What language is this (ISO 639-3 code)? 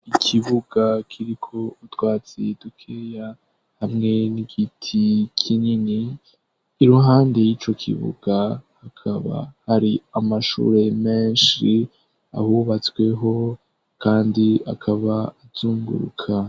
run